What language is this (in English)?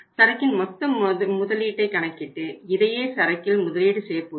Tamil